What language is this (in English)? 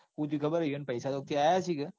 Gujarati